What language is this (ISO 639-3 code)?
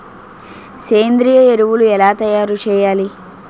tel